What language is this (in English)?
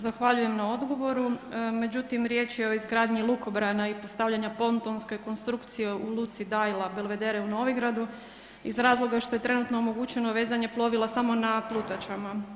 Croatian